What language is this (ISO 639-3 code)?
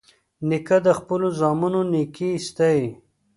pus